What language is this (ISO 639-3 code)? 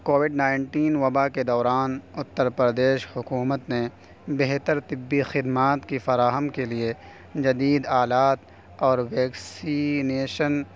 urd